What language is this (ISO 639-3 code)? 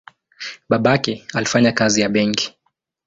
swa